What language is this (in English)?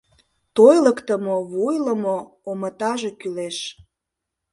Mari